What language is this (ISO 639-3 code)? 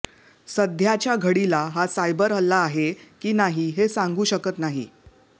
mar